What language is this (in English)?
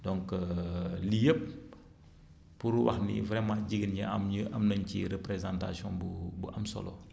Wolof